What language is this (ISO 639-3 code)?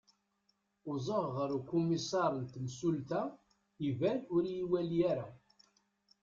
kab